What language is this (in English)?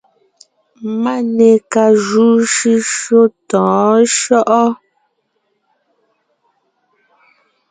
Ngiemboon